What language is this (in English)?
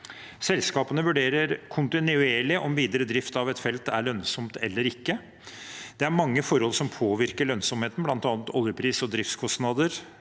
Norwegian